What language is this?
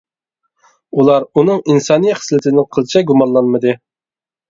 Uyghur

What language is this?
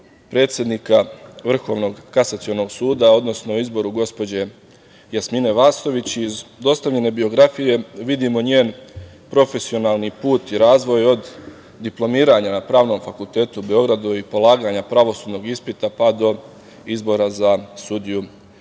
Serbian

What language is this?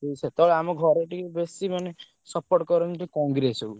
Odia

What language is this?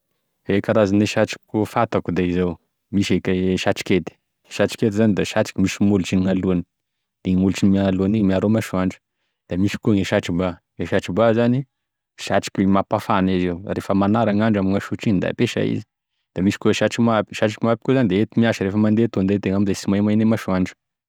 Tesaka Malagasy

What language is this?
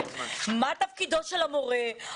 Hebrew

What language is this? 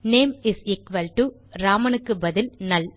Tamil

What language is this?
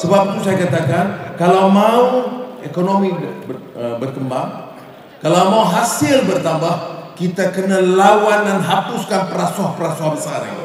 Malay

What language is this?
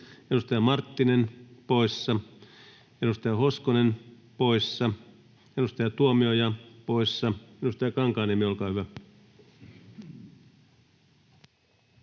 Finnish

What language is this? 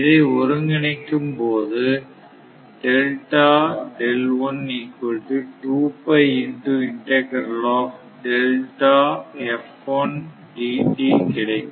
Tamil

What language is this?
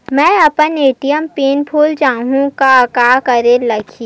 Chhattisgarhi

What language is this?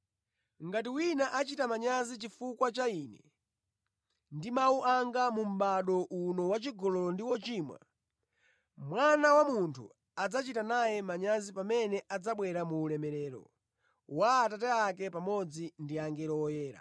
Nyanja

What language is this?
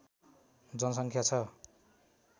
Nepali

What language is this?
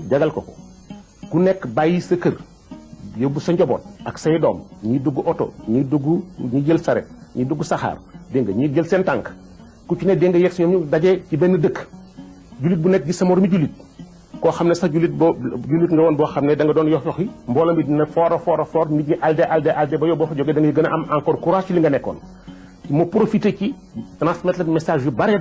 French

